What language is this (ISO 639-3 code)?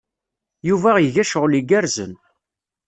kab